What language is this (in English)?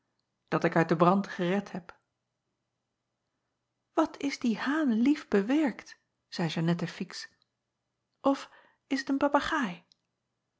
Dutch